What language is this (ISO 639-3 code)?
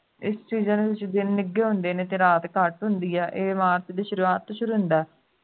pan